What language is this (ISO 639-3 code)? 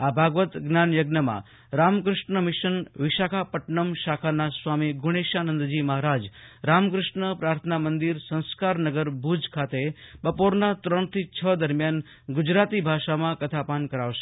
guj